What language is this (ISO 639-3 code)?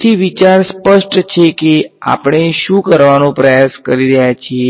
guj